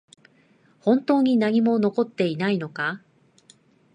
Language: Japanese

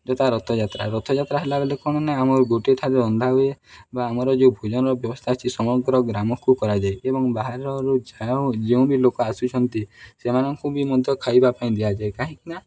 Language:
Odia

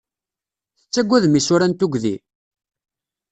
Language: Kabyle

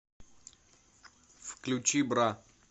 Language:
Russian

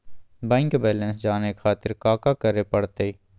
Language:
Magahi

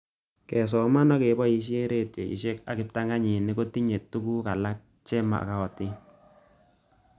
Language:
Kalenjin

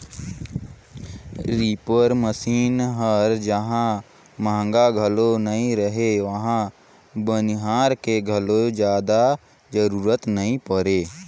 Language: Chhattisgarhi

